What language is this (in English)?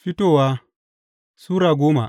Hausa